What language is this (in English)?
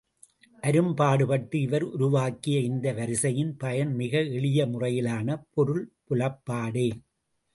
Tamil